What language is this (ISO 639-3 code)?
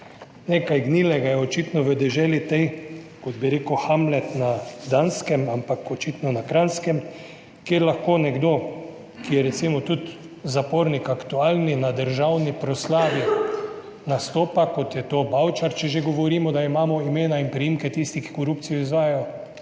slv